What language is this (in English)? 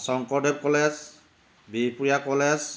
Assamese